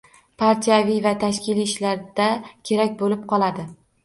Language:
Uzbek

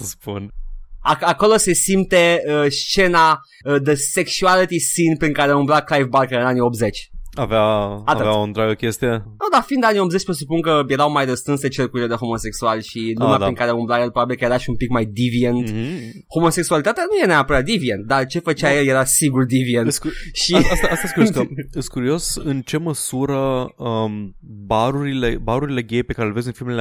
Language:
Romanian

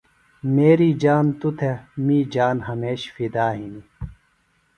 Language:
Phalura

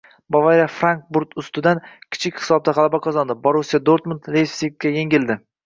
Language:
Uzbek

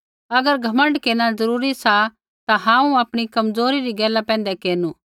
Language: Kullu Pahari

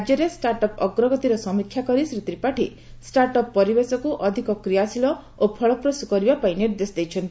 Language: Odia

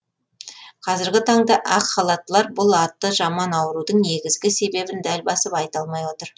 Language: Kazakh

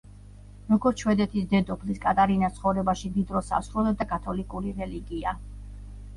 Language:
Georgian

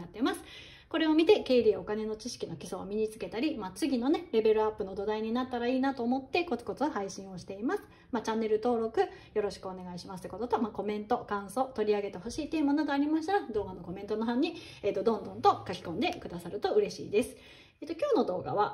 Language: Japanese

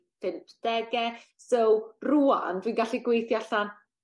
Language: Welsh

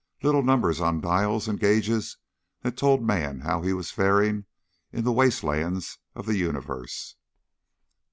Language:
English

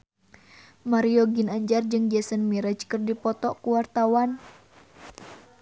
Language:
Sundanese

